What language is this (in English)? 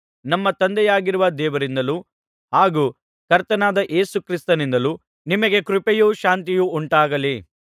Kannada